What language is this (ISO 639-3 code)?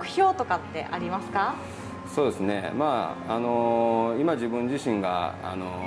jpn